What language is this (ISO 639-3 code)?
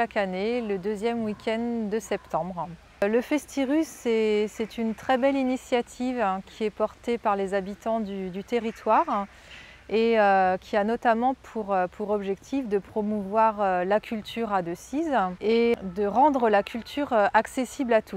fra